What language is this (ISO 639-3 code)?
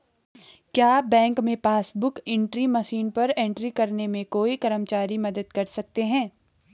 hin